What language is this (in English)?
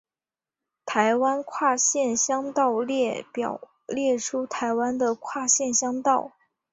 Chinese